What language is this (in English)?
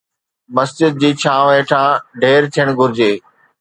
Sindhi